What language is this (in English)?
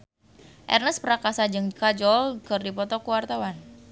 Sundanese